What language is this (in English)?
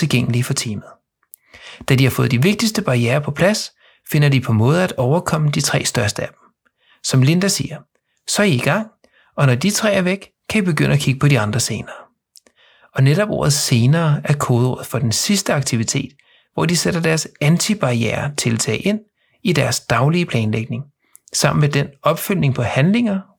Danish